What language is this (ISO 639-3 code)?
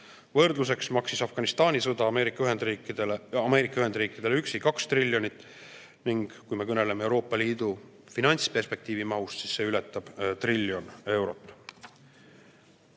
est